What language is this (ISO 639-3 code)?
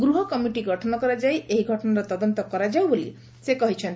ori